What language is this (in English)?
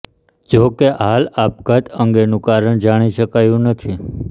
Gujarati